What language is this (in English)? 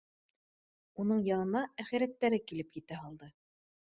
Bashkir